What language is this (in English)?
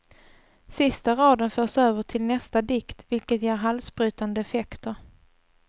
Swedish